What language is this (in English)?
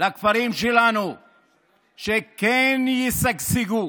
Hebrew